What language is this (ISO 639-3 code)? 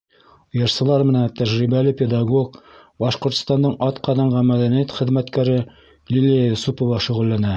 bak